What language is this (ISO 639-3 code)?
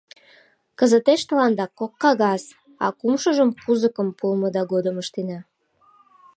chm